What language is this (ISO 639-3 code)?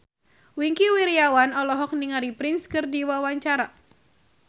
sun